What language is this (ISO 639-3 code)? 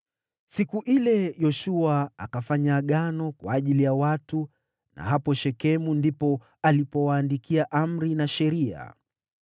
swa